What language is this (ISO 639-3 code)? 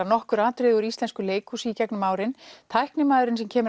isl